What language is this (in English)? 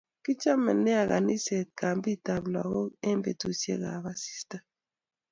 Kalenjin